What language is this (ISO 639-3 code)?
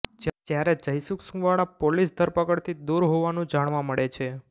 guj